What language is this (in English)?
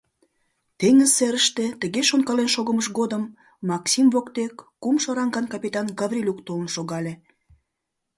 Mari